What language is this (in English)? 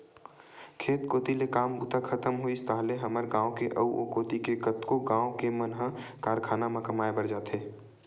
Chhattisgarhi